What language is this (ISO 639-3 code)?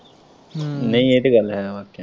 pan